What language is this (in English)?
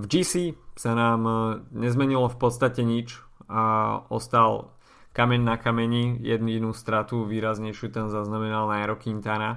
Slovak